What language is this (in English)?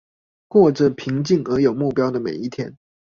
Chinese